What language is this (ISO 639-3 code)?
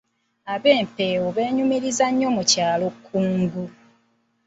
lug